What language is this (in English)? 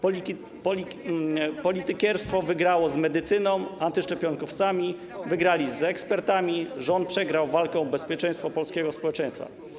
Polish